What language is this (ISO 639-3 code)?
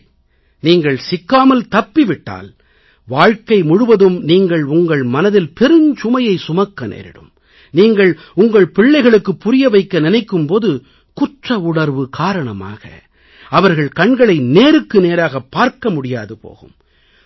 tam